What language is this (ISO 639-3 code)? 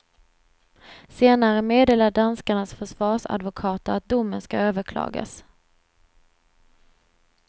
swe